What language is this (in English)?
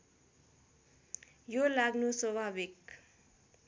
Nepali